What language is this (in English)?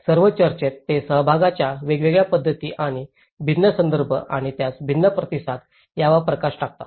Marathi